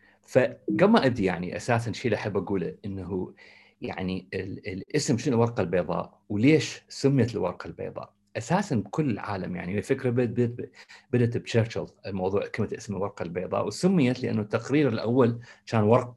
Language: Arabic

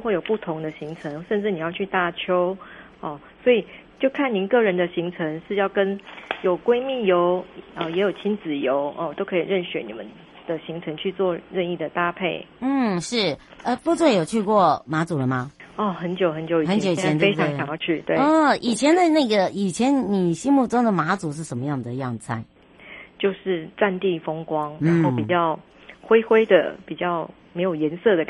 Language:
Chinese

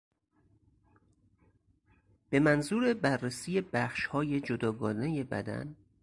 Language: Persian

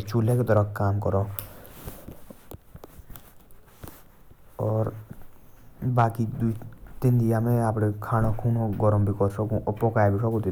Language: Jaunsari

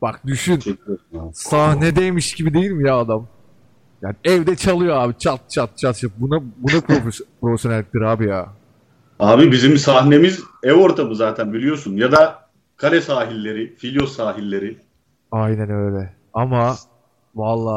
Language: Turkish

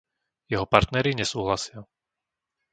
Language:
Slovak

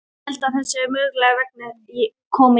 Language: Icelandic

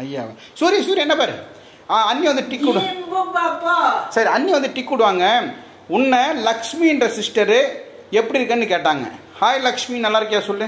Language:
Tamil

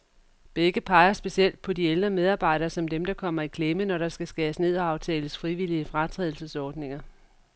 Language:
Danish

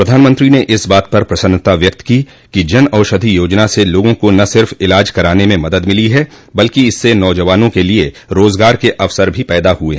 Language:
Hindi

